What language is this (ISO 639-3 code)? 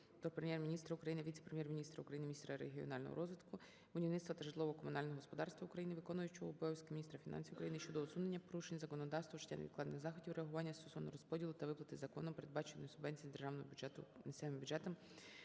ukr